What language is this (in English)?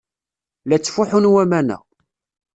Kabyle